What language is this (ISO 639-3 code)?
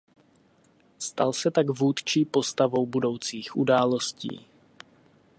ces